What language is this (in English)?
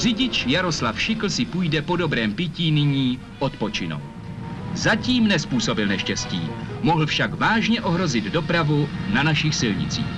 Czech